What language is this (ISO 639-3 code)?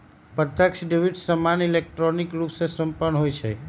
mag